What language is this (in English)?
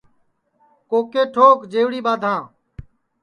Sansi